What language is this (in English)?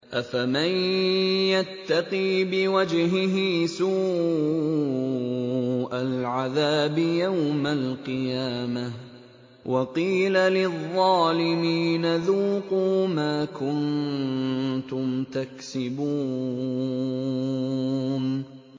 Arabic